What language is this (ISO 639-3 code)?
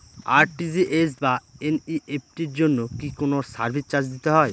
ben